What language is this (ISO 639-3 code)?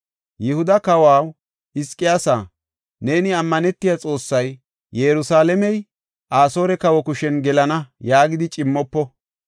gof